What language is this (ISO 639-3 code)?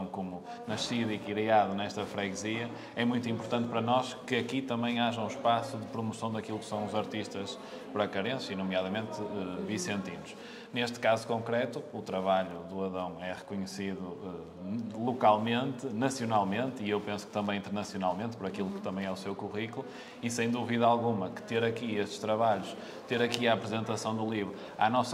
por